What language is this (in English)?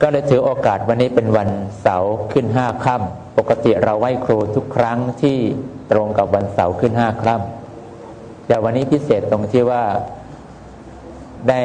Thai